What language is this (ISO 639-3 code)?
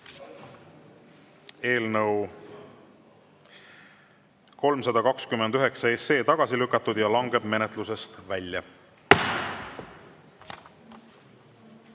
est